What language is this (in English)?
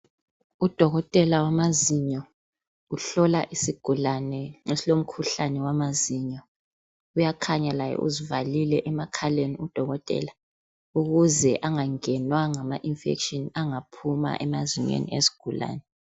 North Ndebele